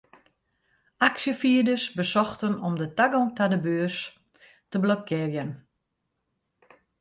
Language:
Western Frisian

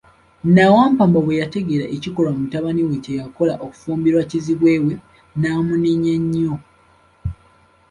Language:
Ganda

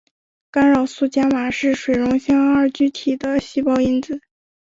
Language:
Chinese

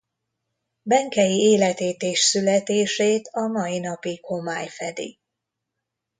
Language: Hungarian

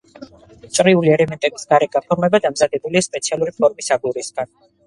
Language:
Georgian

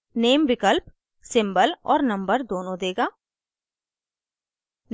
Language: Hindi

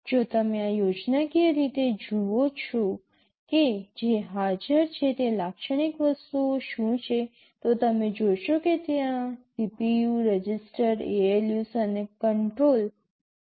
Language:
Gujarati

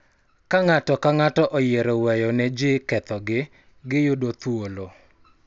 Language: Luo (Kenya and Tanzania)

